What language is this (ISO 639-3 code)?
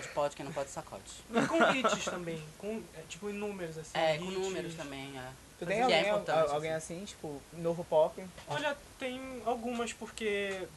por